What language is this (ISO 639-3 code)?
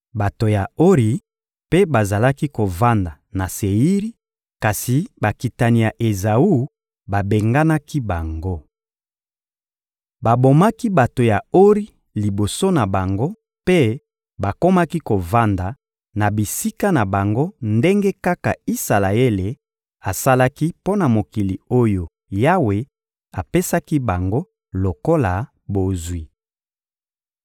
lin